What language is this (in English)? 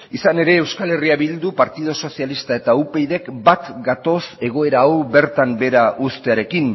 Basque